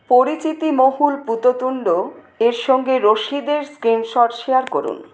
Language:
Bangla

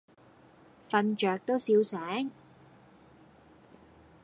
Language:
Cantonese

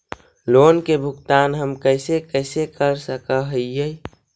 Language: Magahi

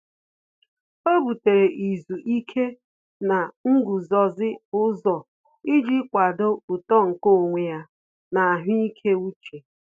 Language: Igbo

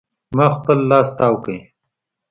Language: Pashto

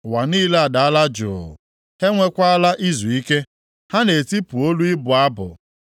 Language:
Igbo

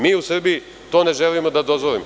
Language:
Serbian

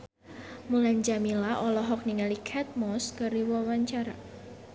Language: Sundanese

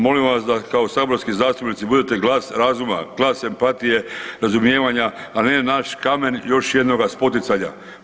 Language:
Croatian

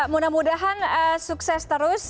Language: Indonesian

